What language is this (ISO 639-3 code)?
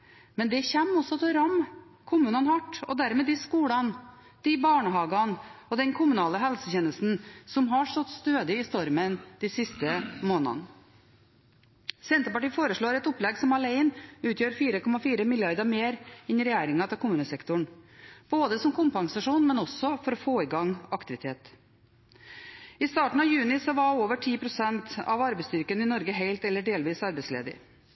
nob